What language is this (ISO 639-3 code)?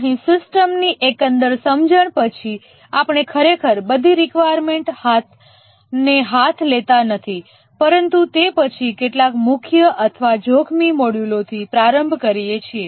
guj